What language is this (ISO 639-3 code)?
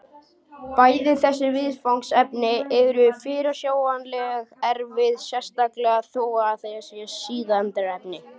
isl